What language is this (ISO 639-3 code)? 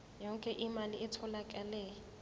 zul